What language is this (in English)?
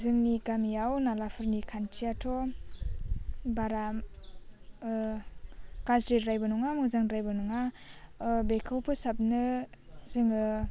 Bodo